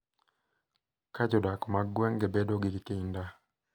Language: Luo (Kenya and Tanzania)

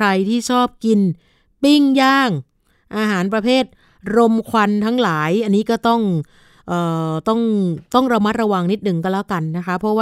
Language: Thai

